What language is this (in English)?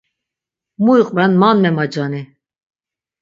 Laz